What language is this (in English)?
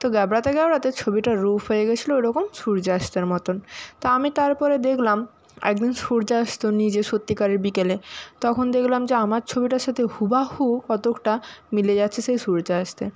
Bangla